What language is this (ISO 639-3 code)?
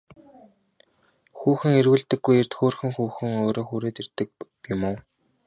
mon